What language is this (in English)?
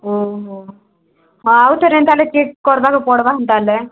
Odia